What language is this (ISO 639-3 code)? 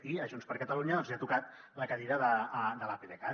cat